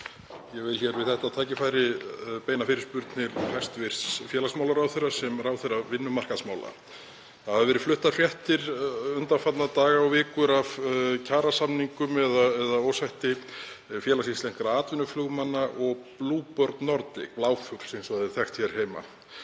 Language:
Icelandic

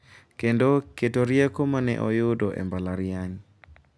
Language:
Luo (Kenya and Tanzania)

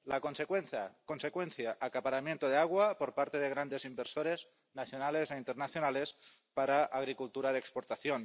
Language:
Spanish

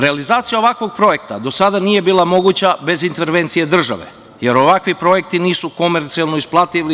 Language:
Serbian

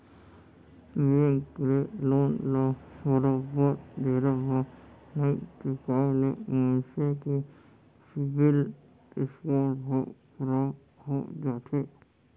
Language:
Chhattisgarhi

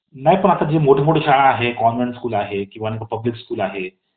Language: Marathi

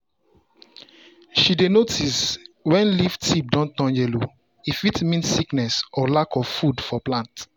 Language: Nigerian Pidgin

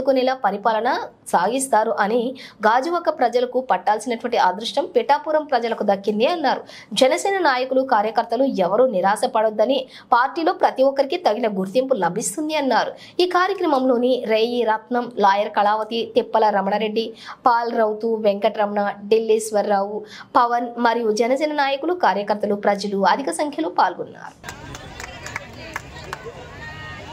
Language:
Telugu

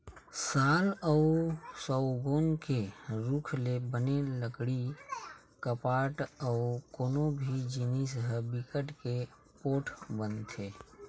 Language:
Chhattisgarhi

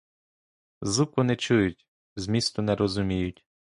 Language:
Ukrainian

